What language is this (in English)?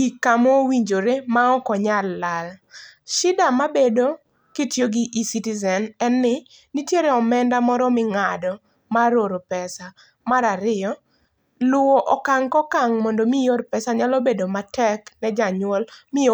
Luo (Kenya and Tanzania)